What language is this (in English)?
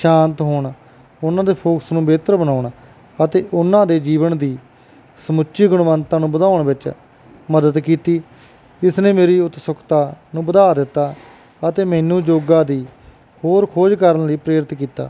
Punjabi